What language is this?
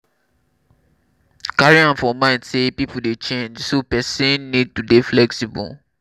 Nigerian Pidgin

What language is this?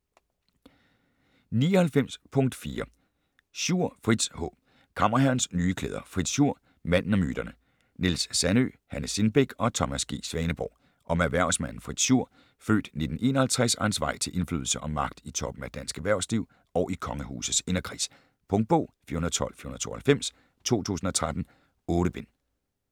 Danish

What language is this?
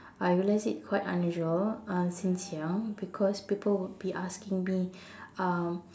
English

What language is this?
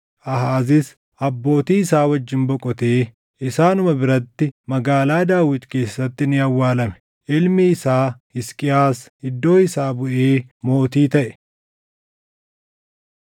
Oromo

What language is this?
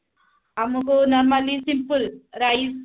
Odia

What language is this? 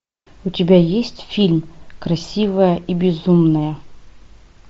Russian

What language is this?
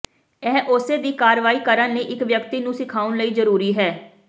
Punjabi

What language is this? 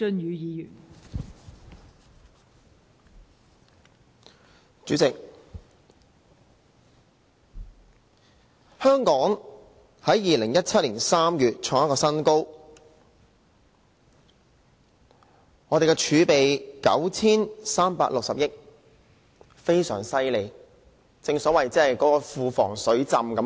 Cantonese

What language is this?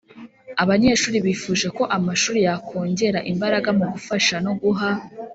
Kinyarwanda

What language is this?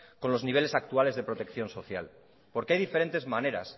Spanish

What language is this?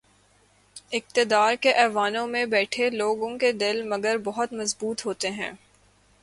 Urdu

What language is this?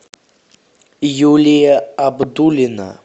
Russian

